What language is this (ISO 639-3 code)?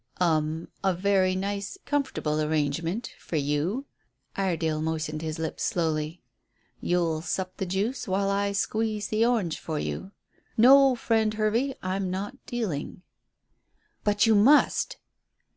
eng